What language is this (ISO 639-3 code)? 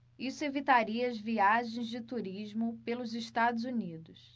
por